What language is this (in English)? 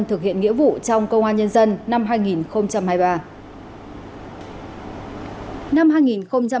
Vietnamese